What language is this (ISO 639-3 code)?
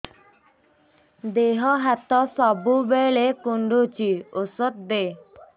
ori